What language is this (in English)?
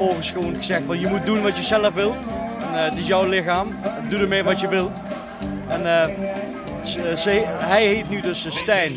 Dutch